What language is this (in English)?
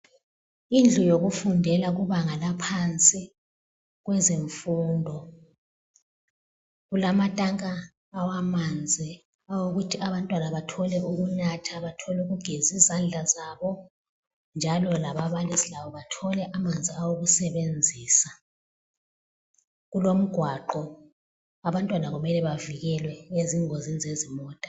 North Ndebele